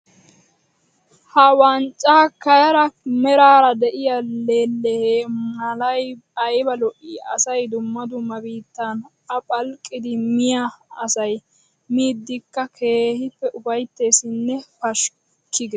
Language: Wolaytta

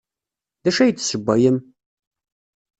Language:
Kabyle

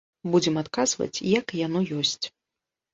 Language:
Belarusian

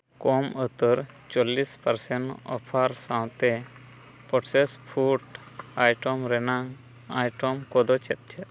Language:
Santali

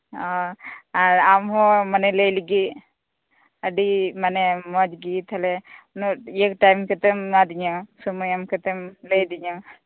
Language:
Santali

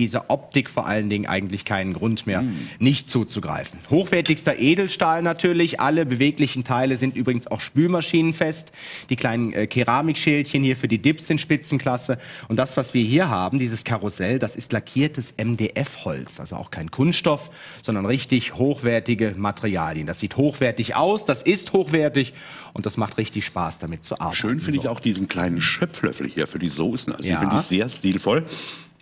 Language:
German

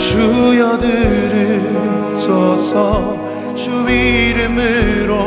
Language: Korean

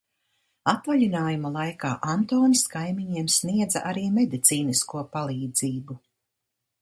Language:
Latvian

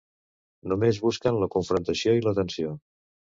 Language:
Catalan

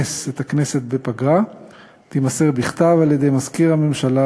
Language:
Hebrew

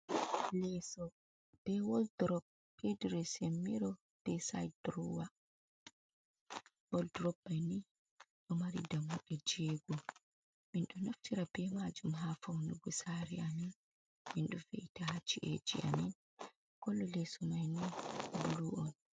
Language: Fula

